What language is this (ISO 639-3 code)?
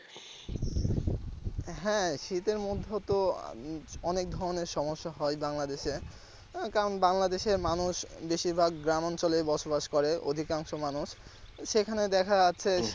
ben